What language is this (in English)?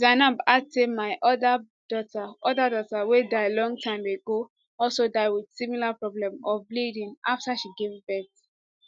Nigerian Pidgin